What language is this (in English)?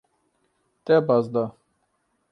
Kurdish